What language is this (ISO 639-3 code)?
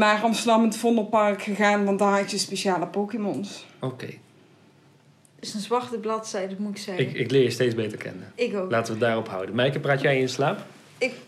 nld